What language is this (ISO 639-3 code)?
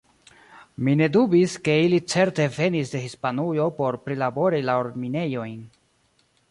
epo